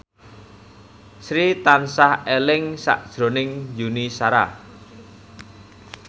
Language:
Javanese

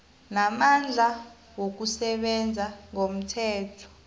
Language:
South Ndebele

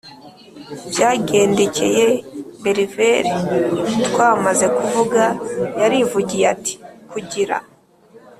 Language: Kinyarwanda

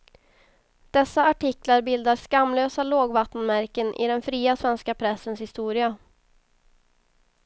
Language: Swedish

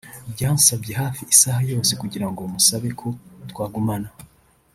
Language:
Kinyarwanda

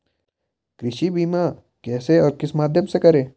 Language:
Hindi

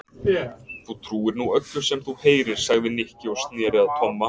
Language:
Icelandic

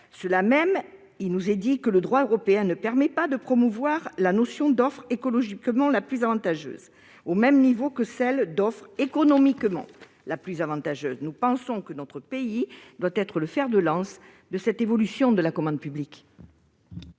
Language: French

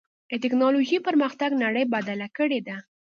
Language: Pashto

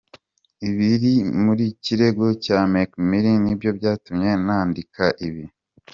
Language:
Kinyarwanda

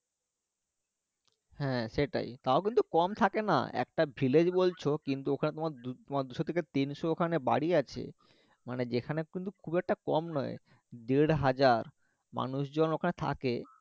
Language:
Bangla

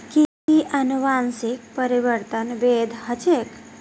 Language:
Magahi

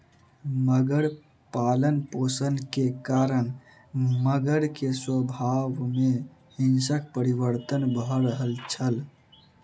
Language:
Maithili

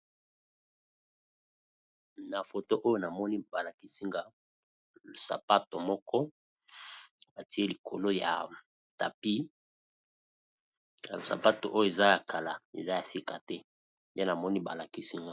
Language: Lingala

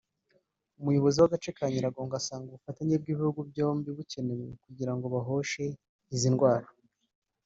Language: Kinyarwanda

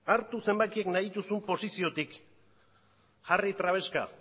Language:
Basque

